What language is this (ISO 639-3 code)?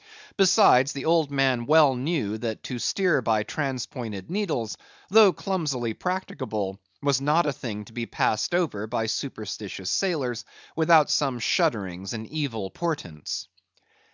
eng